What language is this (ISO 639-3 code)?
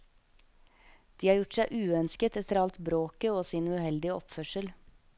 nor